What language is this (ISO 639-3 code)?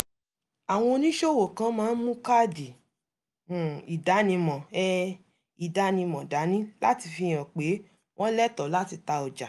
yor